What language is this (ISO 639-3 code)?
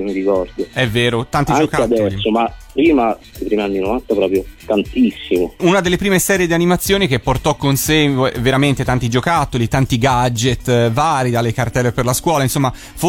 ita